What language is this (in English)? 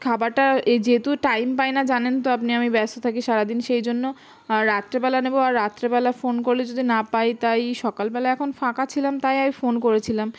Bangla